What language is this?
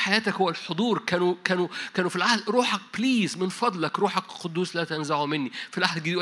Arabic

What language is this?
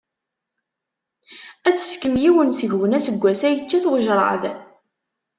Kabyle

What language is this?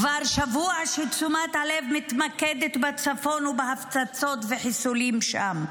Hebrew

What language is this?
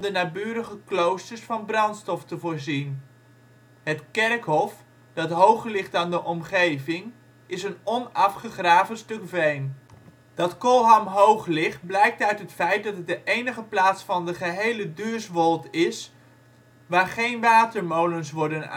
Dutch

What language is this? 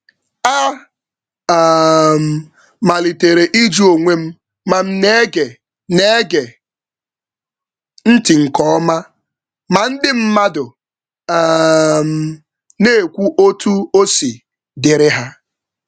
Igbo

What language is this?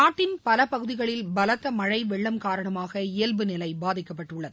Tamil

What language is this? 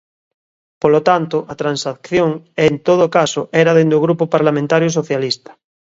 Galician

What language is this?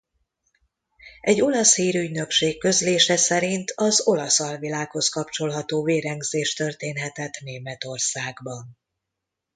Hungarian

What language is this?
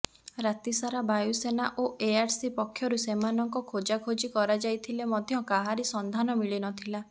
Odia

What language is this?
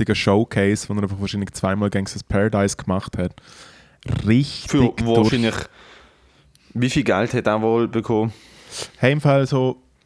German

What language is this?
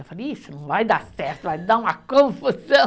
Portuguese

